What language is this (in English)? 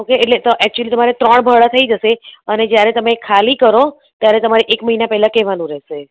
Gujarati